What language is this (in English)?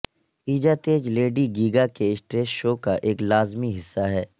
Urdu